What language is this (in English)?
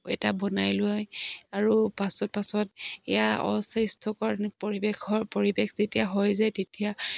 Assamese